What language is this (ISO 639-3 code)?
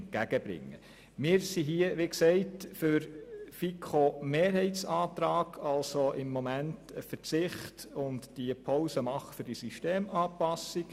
gsw